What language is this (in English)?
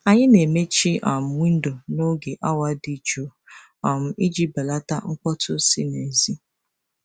Igbo